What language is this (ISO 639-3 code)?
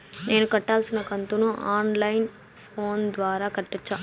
tel